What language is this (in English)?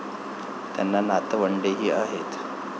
Marathi